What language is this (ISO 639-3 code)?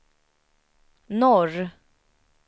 swe